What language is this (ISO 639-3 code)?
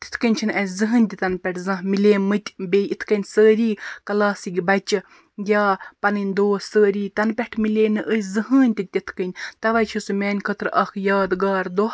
kas